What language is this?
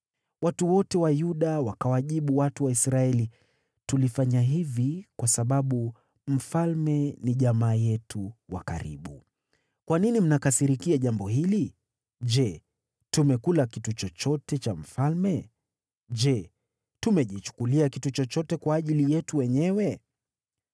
Swahili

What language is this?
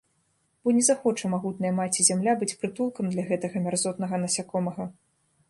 Belarusian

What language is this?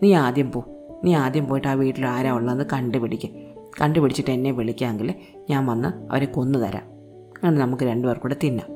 Malayalam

